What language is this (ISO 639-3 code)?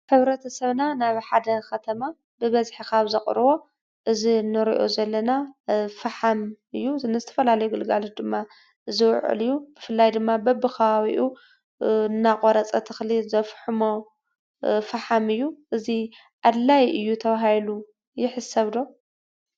tir